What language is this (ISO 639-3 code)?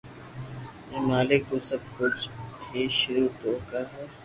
lrk